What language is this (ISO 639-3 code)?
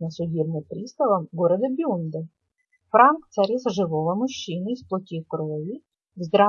rus